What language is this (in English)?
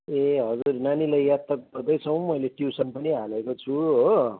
Nepali